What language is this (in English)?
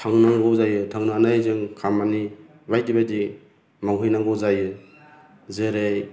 Bodo